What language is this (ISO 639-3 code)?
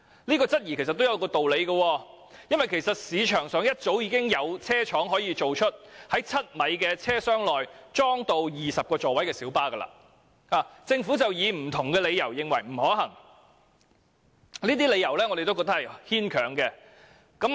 yue